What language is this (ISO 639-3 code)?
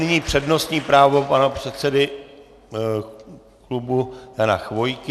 ces